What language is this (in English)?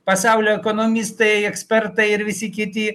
Lithuanian